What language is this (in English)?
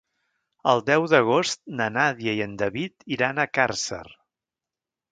Catalan